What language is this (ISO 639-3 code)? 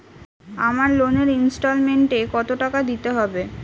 ben